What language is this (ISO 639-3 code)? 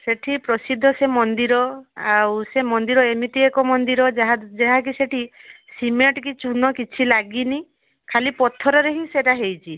ori